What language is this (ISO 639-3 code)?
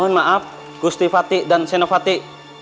ind